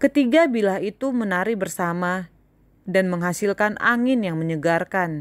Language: Indonesian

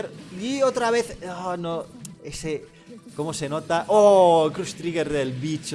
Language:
Spanish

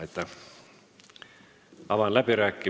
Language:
Estonian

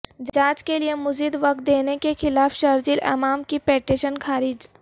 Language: Urdu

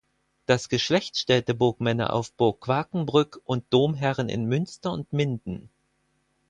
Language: German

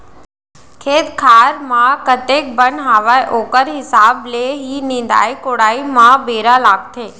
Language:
Chhattisgarhi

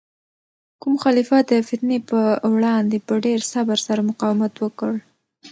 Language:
Pashto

